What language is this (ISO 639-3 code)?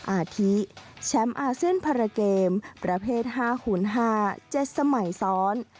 tha